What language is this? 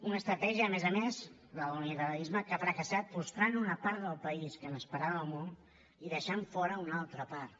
Catalan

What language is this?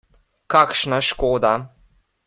Slovenian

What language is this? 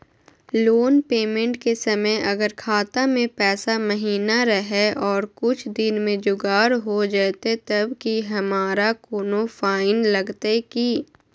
Magahi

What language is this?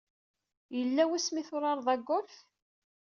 Kabyle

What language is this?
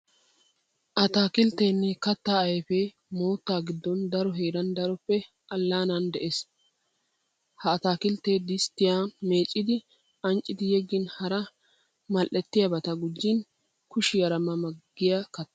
Wolaytta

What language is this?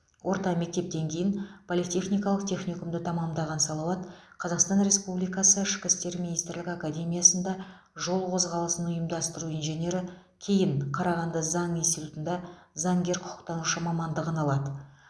Kazakh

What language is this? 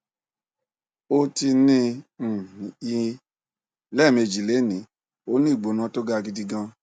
Yoruba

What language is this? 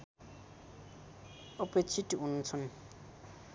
Nepali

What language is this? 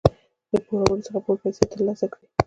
Pashto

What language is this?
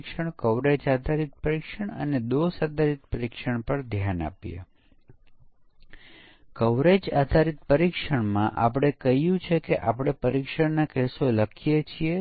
Gujarati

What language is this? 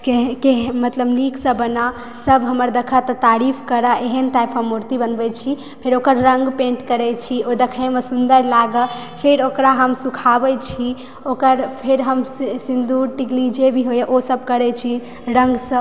Maithili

